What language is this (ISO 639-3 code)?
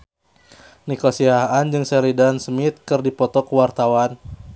sun